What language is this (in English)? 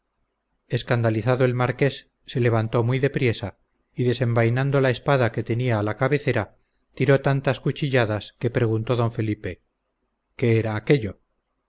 Spanish